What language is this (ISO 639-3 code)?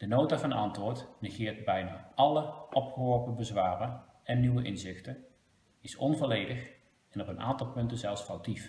nld